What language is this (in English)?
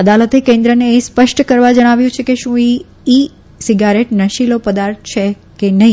Gujarati